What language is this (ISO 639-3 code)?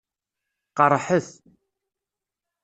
kab